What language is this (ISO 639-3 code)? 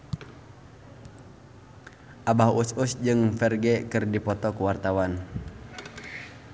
sun